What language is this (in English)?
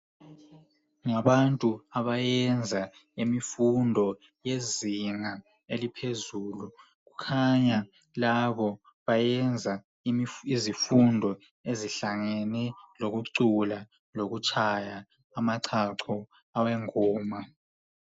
North Ndebele